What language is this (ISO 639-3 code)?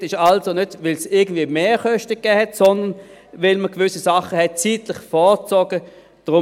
gsw